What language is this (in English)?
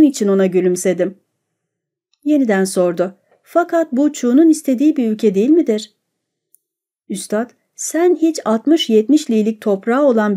Turkish